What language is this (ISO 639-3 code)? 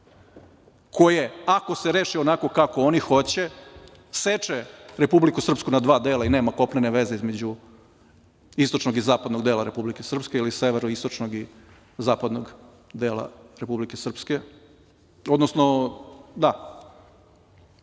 srp